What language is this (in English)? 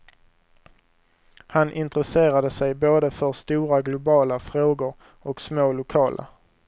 Swedish